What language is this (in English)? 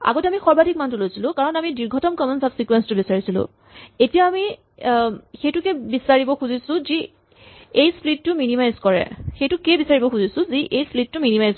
Assamese